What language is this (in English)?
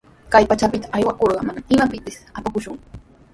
Sihuas Ancash Quechua